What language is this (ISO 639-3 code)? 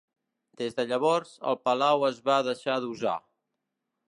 cat